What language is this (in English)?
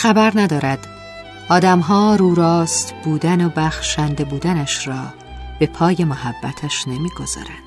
Persian